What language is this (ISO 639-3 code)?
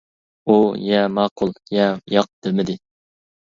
uig